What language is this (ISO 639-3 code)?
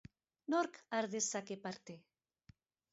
eus